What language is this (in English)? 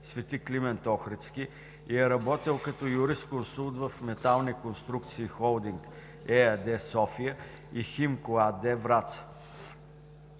Bulgarian